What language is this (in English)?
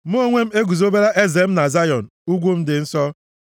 Igbo